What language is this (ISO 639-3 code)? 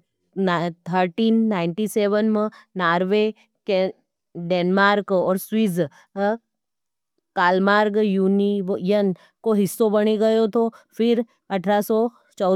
noe